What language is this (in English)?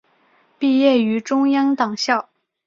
Chinese